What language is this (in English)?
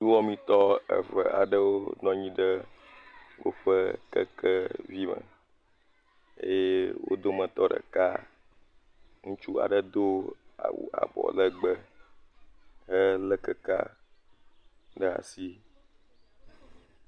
Ewe